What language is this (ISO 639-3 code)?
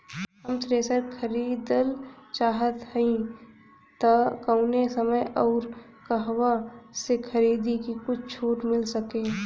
bho